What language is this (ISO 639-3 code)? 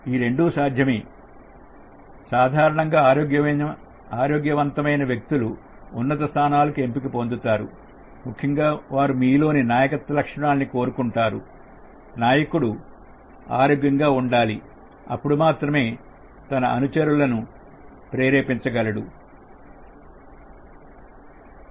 tel